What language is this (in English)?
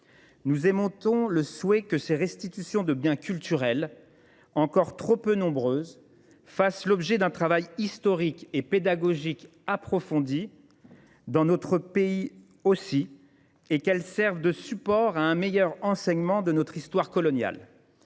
French